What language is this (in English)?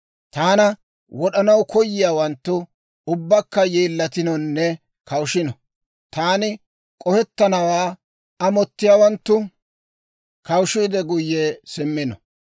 Dawro